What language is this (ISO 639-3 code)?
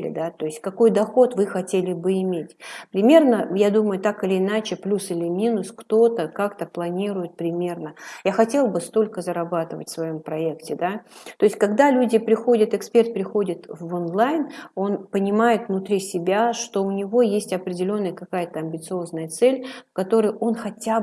rus